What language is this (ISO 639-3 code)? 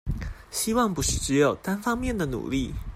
zho